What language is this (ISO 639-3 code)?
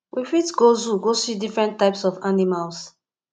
pcm